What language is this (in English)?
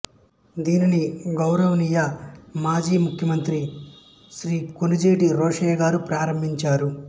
Telugu